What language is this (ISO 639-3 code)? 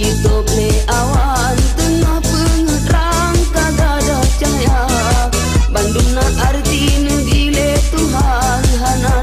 ind